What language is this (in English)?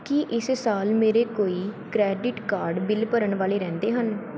Punjabi